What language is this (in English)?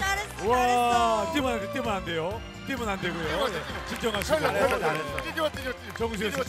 Korean